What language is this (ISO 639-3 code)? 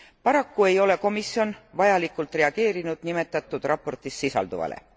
est